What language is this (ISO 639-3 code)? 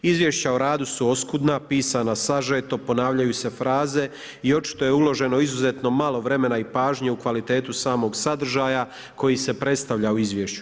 hrv